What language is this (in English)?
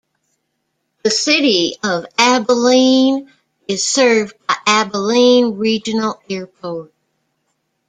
English